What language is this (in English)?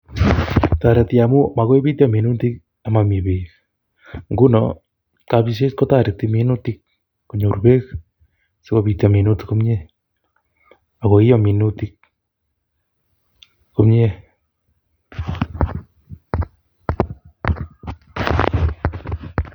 Kalenjin